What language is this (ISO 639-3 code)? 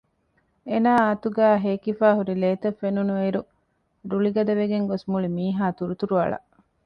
div